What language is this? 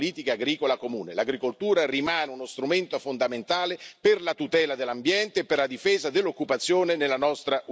Italian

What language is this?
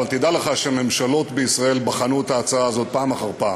Hebrew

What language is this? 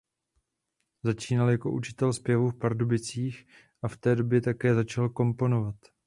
Czech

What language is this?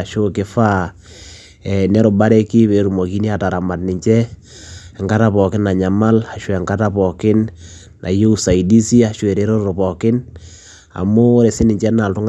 Masai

